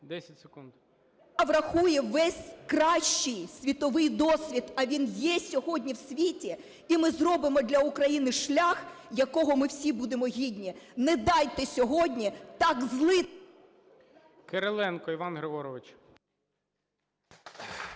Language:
Ukrainian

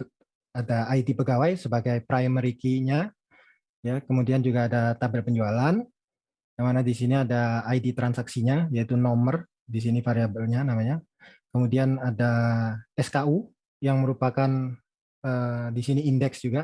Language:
Indonesian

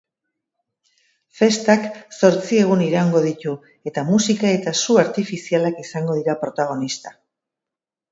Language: Basque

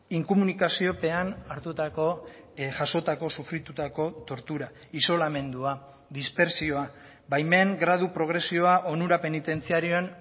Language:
Basque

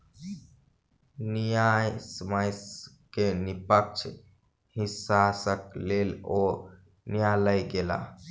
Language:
Maithili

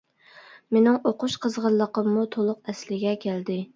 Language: Uyghur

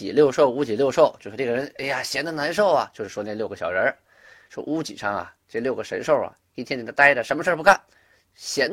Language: Chinese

